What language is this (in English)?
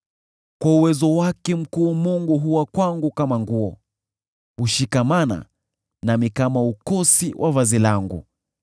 Swahili